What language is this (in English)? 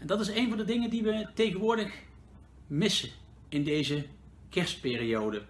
Dutch